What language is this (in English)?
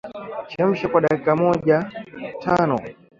Swahili